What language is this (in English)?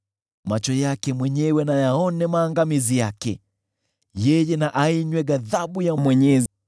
Swahili